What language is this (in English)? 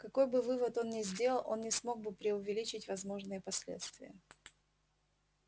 Russian